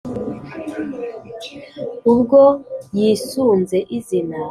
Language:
Kinyarwanda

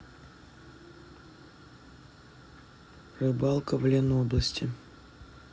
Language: Russian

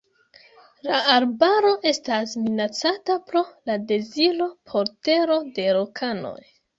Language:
Esperanto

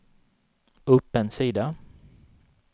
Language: Swedish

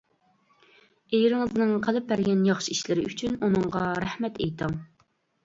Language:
Uyghur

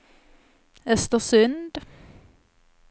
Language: Swedish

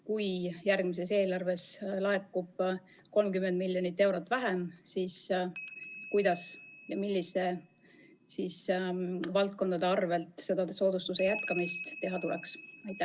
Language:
Estonian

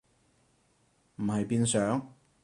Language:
Cantonese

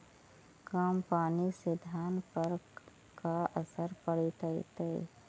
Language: Magahi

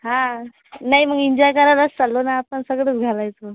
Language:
Marathi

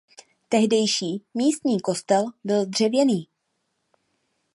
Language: Czech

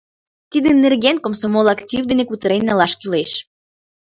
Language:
Mari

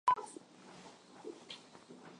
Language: Swahili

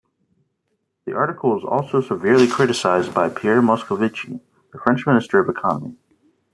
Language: English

